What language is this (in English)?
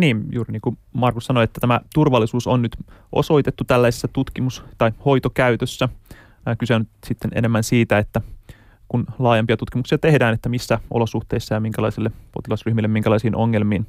Finnish